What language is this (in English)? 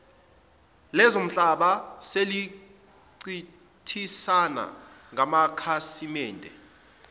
Zulu